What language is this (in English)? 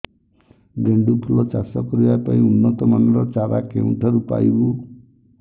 Odia